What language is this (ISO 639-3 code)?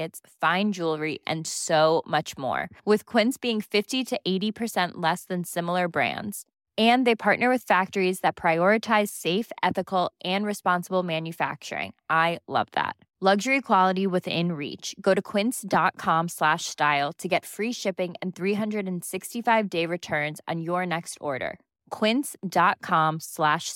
swe